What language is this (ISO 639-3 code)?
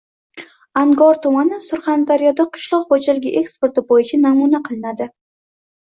uzb